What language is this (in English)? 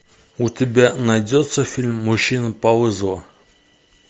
Russian